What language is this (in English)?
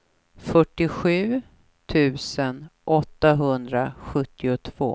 Swedish